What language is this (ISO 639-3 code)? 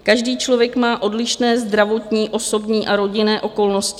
ces